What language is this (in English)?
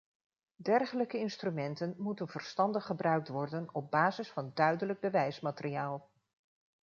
Dutch